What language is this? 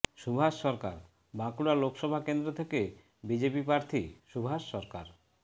Bangla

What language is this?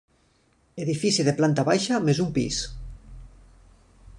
Catalan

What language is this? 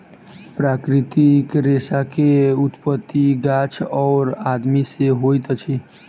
Maithili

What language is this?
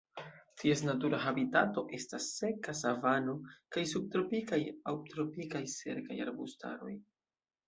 Esperanto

